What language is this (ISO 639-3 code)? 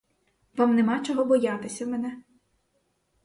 ukr